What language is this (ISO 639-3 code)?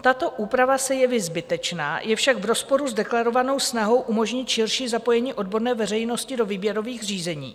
ces